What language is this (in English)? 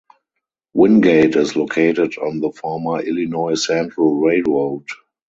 English